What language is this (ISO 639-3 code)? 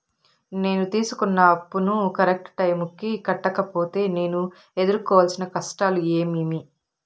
tel